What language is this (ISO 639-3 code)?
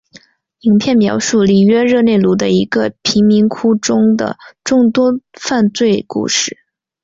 zho